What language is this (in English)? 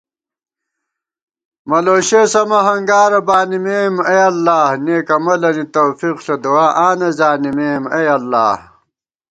Gawar-Bati